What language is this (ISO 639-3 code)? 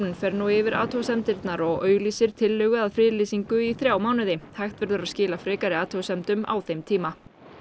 isl